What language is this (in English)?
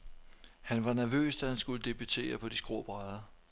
Danish